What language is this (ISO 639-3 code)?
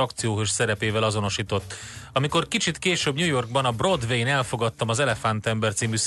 hun